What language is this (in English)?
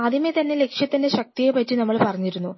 Malayalam